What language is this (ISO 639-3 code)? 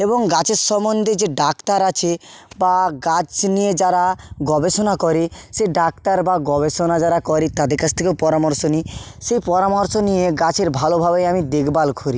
ben